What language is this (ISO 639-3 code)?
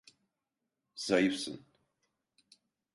tur